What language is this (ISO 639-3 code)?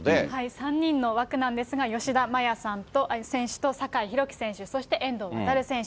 jpn